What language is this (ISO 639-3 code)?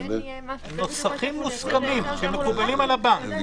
heb